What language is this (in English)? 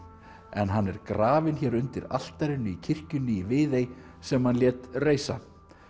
Icelandic